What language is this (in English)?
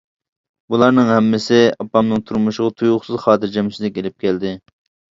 Uyghur